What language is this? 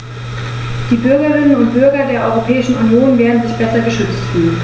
German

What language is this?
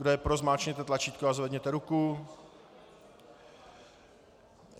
Czech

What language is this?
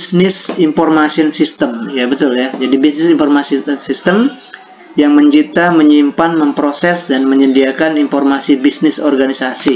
Indonesian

